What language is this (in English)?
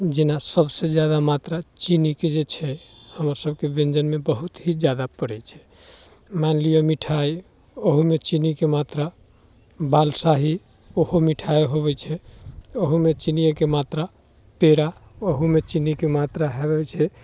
Maithili